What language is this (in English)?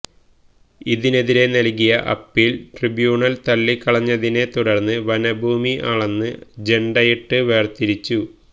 Malayalam